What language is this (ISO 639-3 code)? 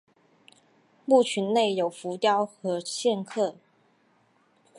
zho